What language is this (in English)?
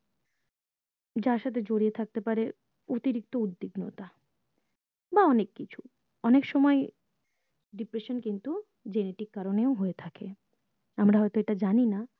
Bangla